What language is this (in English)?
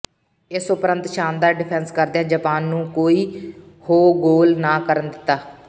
Punjabi